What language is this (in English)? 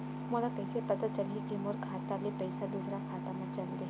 Chhattisgarhi